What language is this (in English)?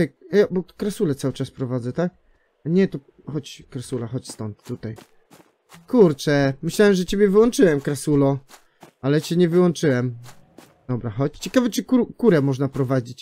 Polish